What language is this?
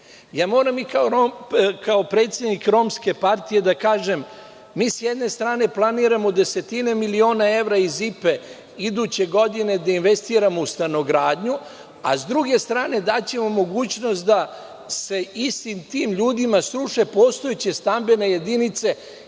Serbian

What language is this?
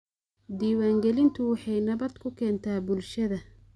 Somali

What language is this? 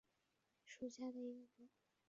Chinese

